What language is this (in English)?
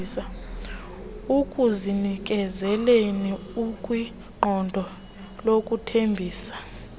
Xhosa